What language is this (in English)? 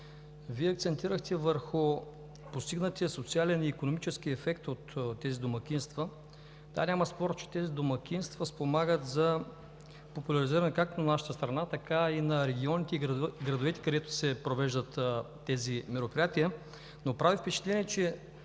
Bulgarian